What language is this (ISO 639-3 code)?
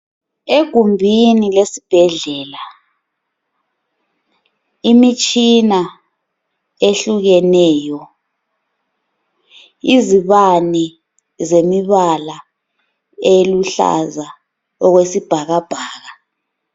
nde